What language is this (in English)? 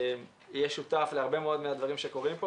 Hebrew